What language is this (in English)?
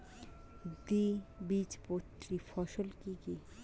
Bangla